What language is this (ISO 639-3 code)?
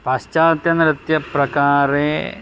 san